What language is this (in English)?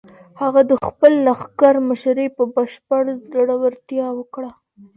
Pashto